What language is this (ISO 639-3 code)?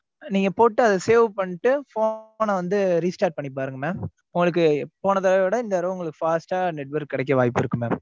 tam